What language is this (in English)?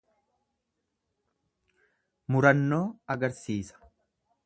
Oromo